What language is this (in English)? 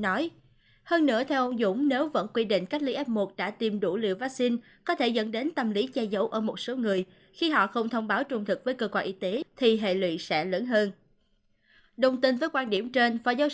Vietnamese